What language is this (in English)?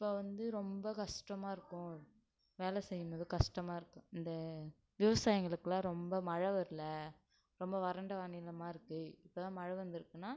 Tamil